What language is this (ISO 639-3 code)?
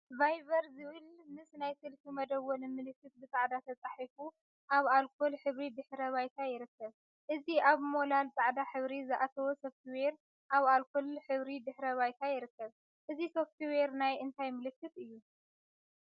tir